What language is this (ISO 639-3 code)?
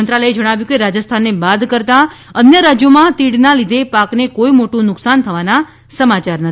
guj